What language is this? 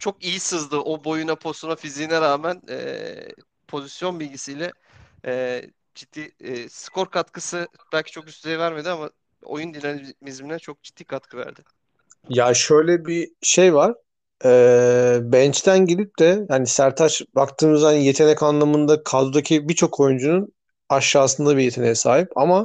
Turkish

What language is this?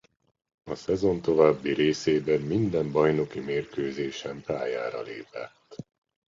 Hungarian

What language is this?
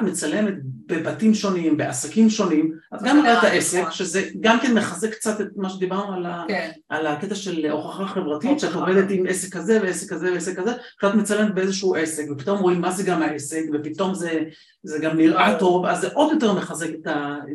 Hebrew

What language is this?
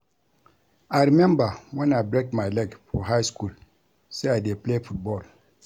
Nigerian Pidgin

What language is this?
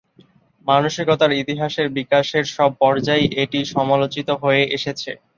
Bangla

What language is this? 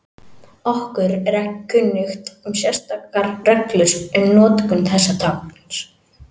Icelandic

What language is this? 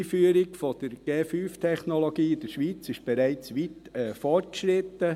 Swiss German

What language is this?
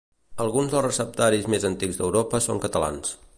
Catalan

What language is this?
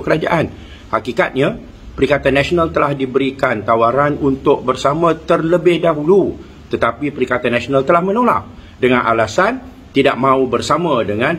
Malay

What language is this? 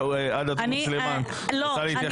Hebrew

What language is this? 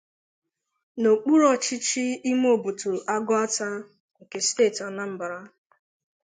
Igbo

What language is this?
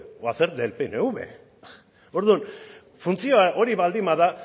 Basque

